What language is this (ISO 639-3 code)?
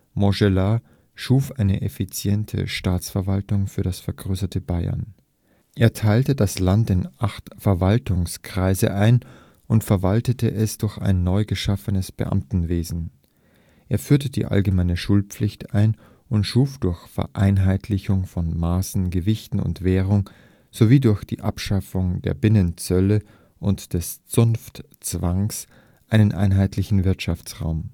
deu